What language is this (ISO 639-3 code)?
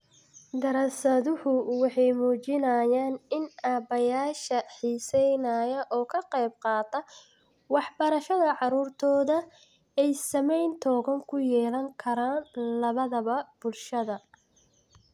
som